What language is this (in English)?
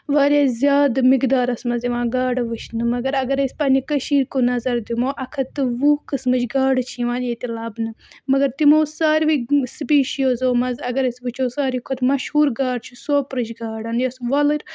Kashmiri